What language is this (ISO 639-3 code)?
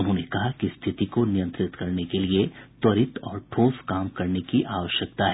hin